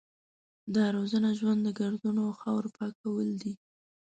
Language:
Pashto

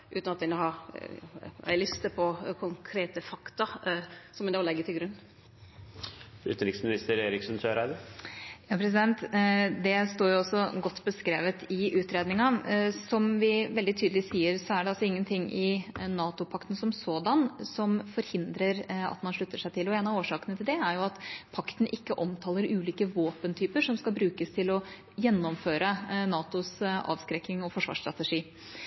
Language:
Norwegian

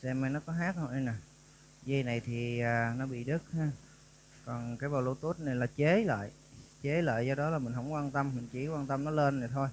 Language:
Vietnamese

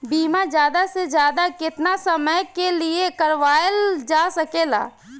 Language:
Bhojpuri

